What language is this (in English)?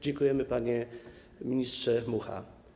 Polish